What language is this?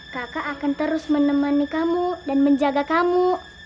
Indonesian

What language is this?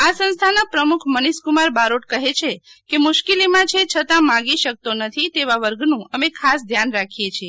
Gujarati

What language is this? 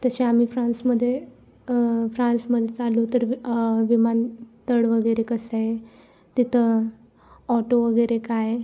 Marathi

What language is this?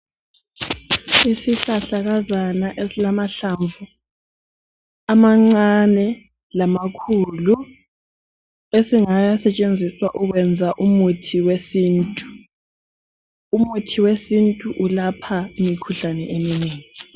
North Ndebele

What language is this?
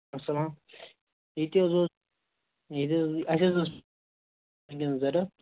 Kashmiri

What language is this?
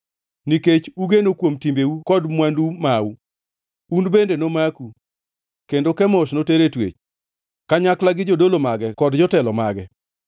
Luo (Kenya and Tanzania)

